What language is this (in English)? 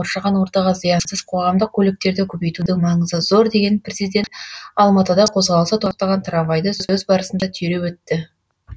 Kazakh